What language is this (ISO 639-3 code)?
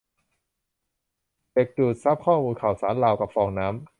tha